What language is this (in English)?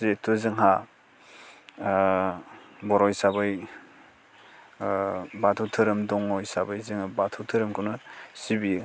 Bodo